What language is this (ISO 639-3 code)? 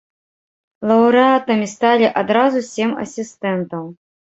bel